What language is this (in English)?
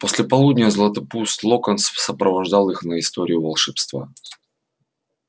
Russian